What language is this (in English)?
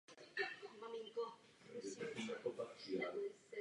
Czech